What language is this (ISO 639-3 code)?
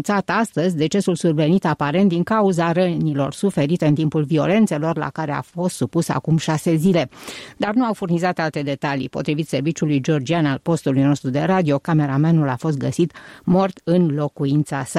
ron